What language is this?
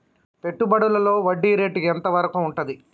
Telugu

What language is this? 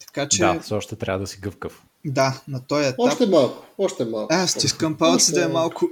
Bulgarian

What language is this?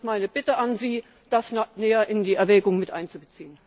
German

